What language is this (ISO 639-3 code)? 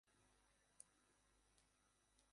ben